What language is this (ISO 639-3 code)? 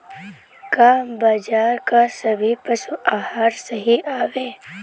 bho